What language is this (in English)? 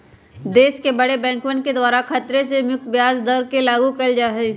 Magahi